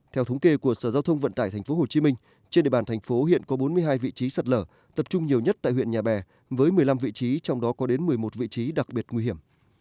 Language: Vietnamese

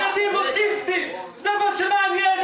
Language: Hebrew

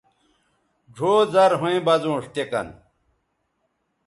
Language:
Bateri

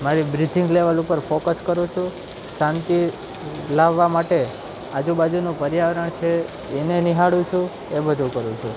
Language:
Gujarati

